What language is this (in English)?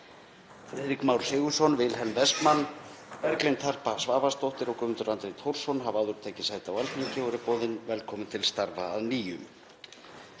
Icelandic